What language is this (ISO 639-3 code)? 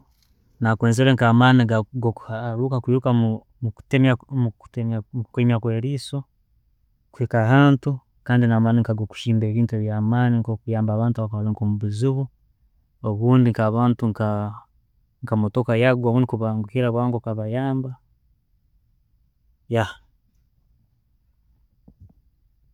ttj